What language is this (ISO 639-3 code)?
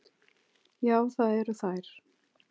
isl